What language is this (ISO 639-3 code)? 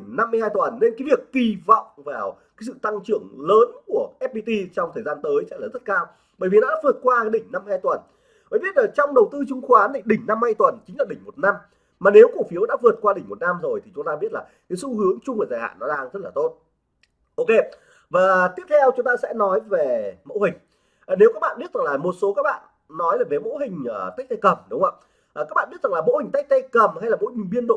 vie